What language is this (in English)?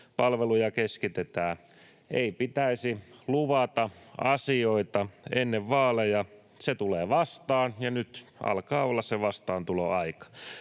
Finnish